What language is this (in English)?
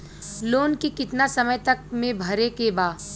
Bhojpuri